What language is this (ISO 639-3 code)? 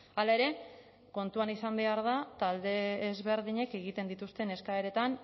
eus